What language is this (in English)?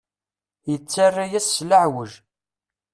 Kabyle